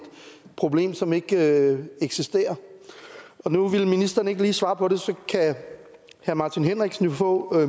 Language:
Danish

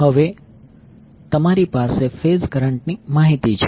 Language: Gujarati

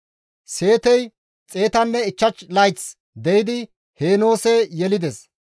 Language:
Gamo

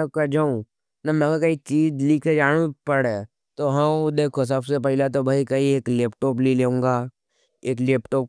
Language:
Nimadi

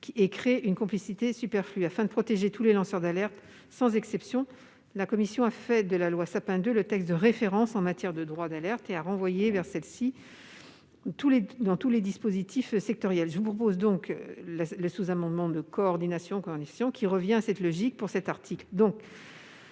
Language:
French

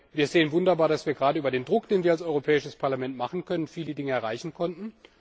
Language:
German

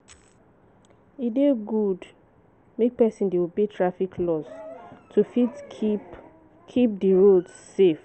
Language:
Nigerian Pidgin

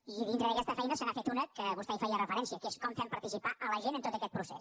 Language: Catalan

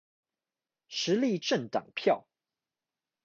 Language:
Chinese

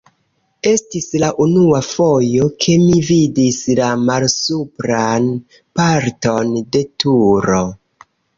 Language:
Esperanto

